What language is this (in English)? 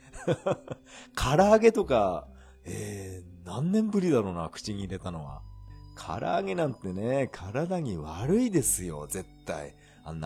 Japanese